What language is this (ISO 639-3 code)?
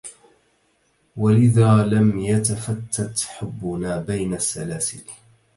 ara